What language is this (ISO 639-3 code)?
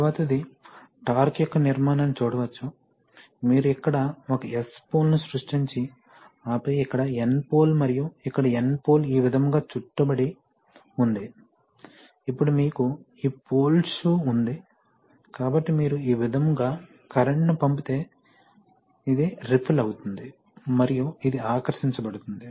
tel